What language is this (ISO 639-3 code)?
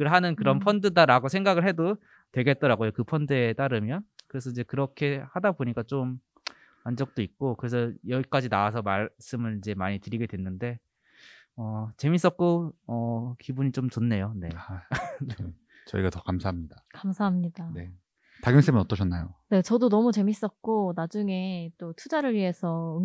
kor